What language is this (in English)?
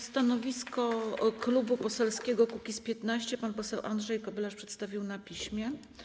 Polish